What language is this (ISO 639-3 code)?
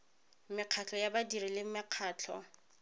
tsn